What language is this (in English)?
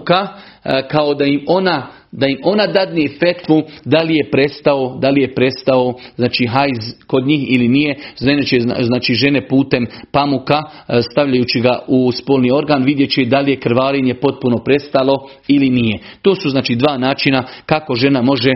Croatian